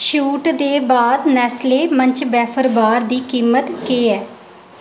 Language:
Dogri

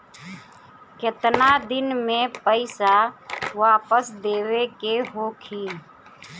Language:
Bhojpuri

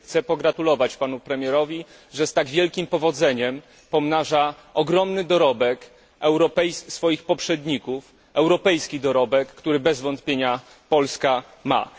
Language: Polish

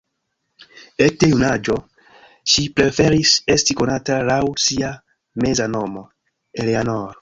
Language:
Esperanto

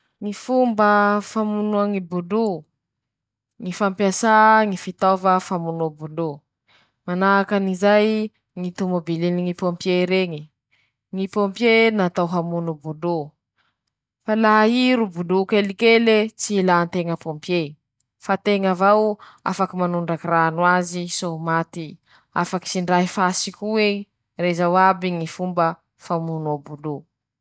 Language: Masikoro Malagasy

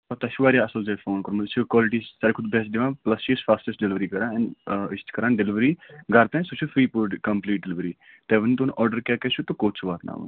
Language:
Kashmiri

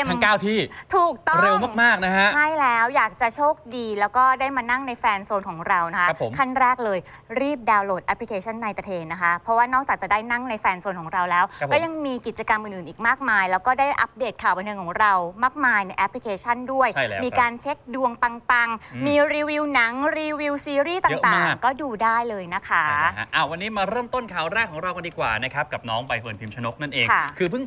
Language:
Thai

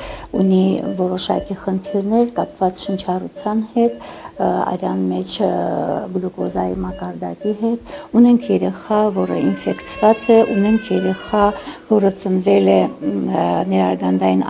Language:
Romanian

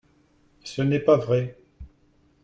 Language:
French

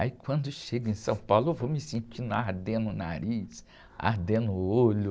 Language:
Portuguese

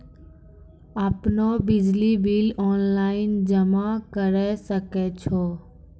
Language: Maithili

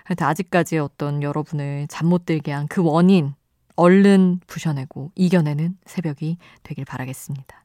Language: Korean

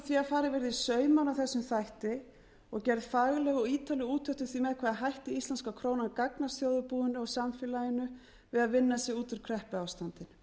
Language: Icelandic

